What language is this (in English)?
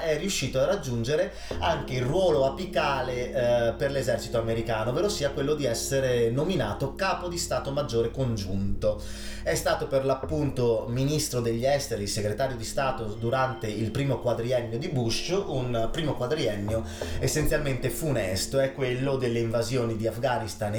Italian